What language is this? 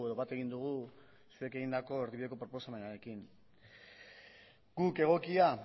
Basque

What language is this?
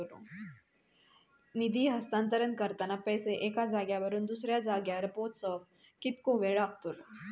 Marathi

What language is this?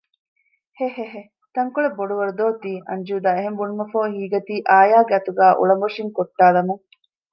Divehi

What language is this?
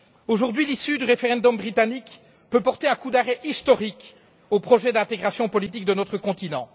French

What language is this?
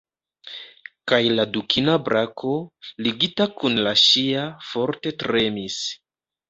Esperanto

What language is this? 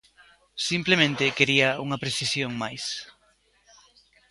Galician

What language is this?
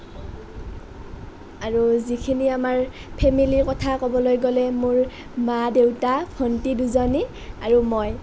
Assamese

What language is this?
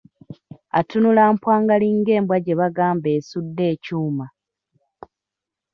Ganda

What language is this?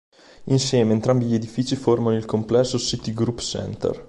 Italian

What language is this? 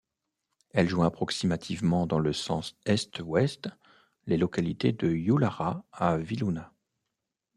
French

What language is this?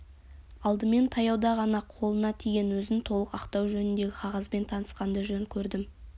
Kazakh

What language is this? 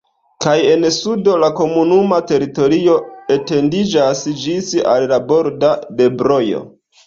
Esperanto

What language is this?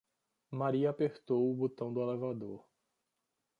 Portuguese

